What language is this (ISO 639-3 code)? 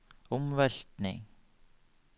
nor